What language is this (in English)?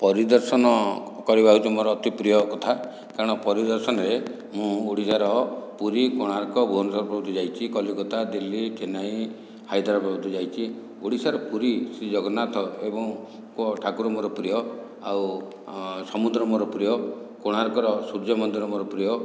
Odia